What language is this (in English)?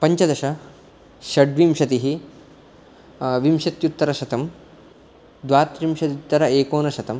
Sanskrit